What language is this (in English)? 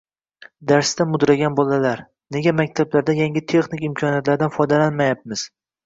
Uzbek